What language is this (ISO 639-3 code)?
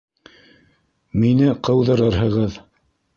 bak